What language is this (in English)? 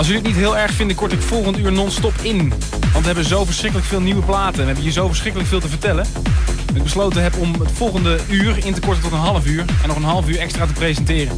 Dutch